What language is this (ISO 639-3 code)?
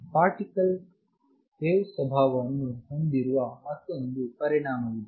kan